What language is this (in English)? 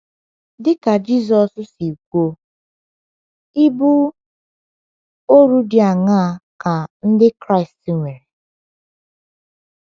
Igbo